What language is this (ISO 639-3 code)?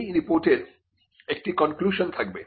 ben